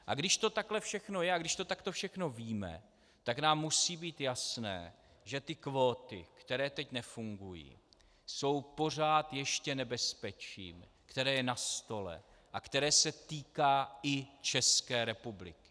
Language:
Czech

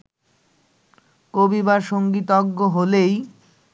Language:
Bangla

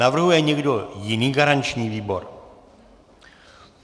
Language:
Czech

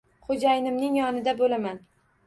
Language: Uzbek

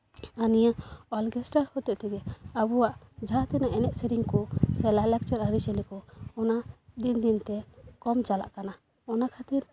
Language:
Santali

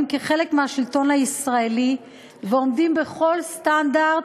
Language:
Hebrew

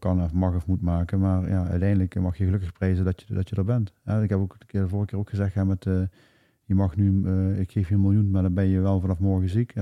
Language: Dutch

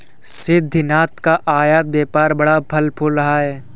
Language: Hindi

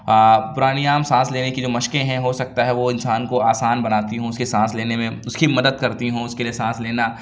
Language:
Urdu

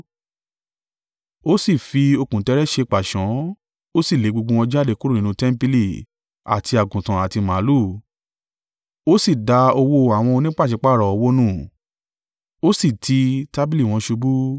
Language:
Yoruba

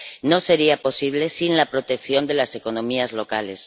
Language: Spanish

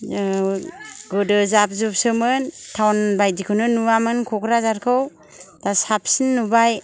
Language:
Bodo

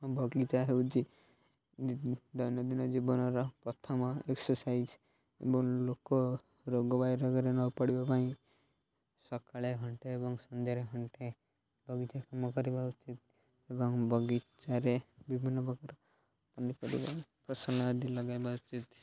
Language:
Odia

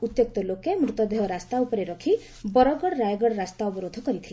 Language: Odia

